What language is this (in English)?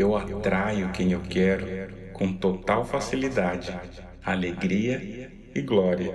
Portuguese